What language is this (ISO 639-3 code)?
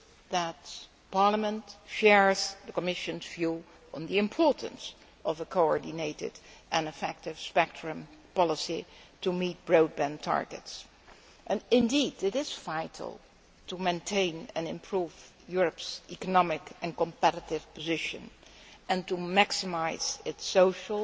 eng